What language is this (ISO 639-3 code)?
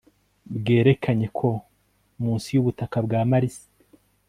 kin